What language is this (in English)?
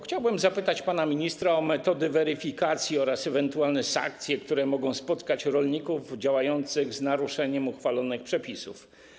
Polish